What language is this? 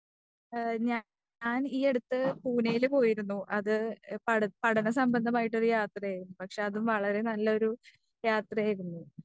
Malayalam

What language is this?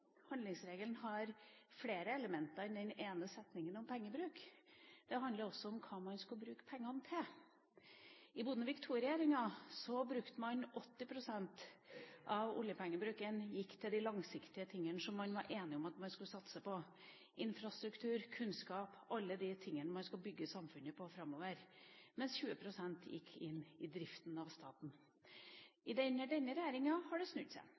Norwegian Bokmål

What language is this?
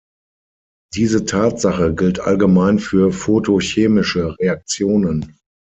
German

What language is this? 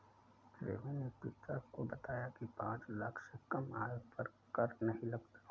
Hindi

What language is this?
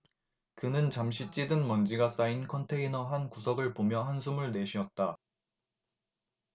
Korean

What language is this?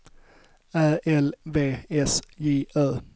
Swedish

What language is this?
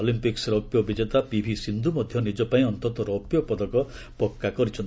Odia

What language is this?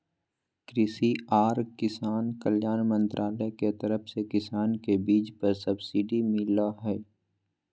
Magahi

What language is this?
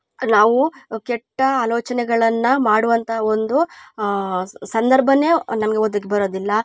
Kannada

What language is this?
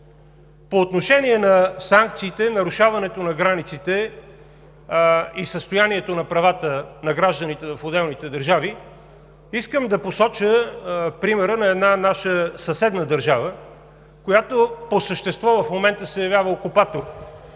Bulgarian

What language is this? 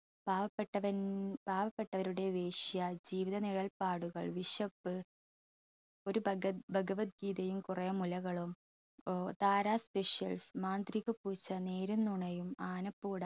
Malayalam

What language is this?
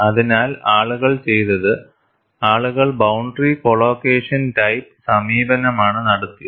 Malayalam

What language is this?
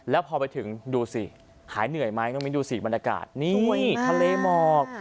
Thai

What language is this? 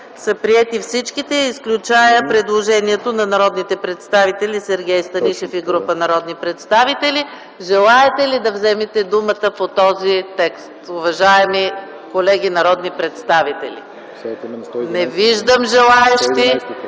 Bulgarian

